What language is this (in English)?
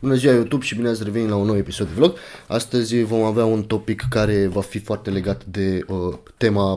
Romanian